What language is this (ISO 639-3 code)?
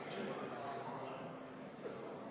est